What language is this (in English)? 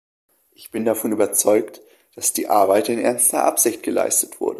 German